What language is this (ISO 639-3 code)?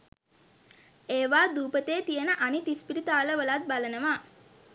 sin